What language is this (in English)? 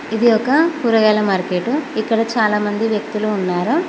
Telugu